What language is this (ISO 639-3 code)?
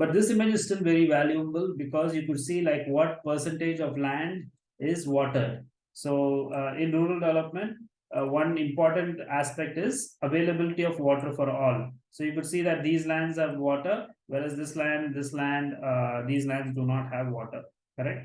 eng